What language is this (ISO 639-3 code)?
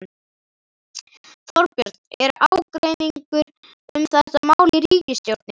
isl